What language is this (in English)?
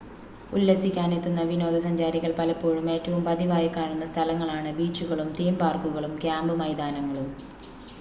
Malayalam